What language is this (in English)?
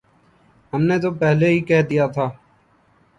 Urdu